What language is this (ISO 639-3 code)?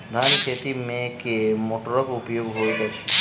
mai